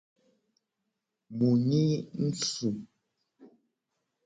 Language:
Gen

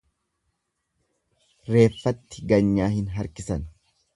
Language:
Oromo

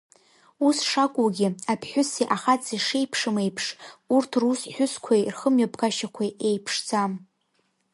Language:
Abkhazian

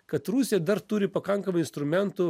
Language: Lithuanian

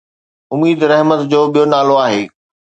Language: Sindhi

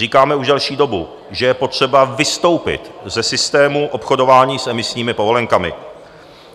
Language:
Czech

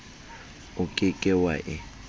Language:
Southern Sotho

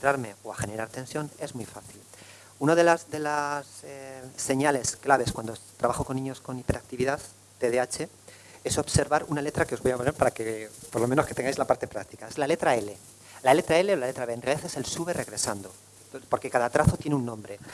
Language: Spanish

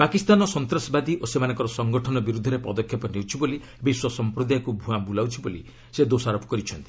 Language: Odia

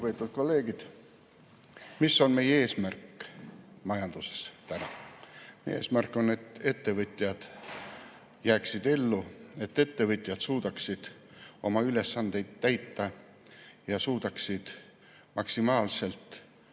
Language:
Estonian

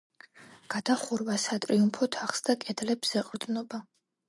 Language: Georgian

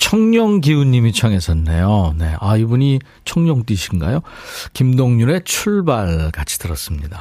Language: Korean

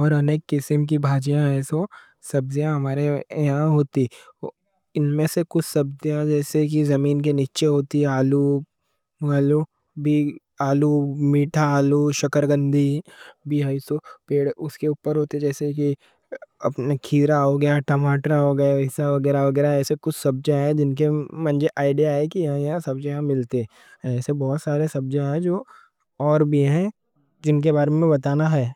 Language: Deccan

